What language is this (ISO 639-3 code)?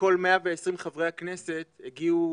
heb